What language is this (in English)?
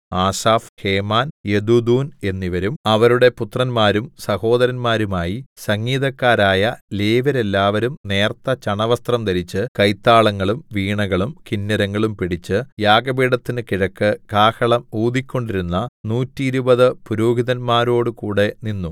Malayalam